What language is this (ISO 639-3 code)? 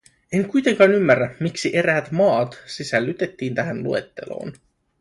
fin